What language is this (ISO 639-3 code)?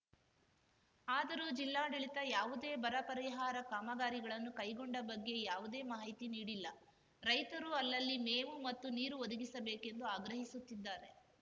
kan